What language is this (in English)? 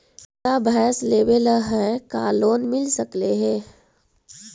Magahi